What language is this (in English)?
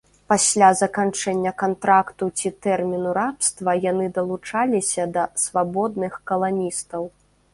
Belarusian